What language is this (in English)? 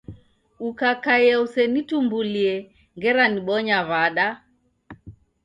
Taita